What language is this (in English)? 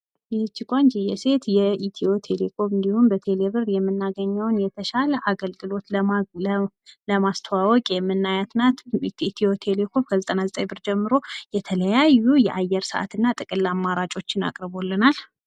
Amharic